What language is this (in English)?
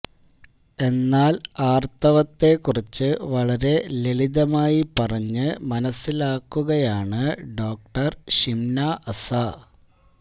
Malayalam